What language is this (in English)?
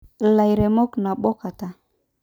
Masai